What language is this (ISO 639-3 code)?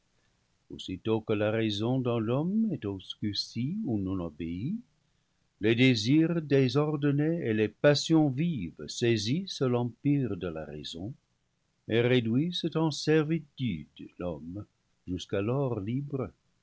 fra